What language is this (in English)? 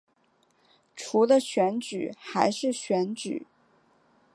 Chinese